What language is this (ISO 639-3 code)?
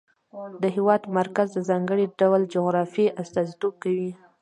pus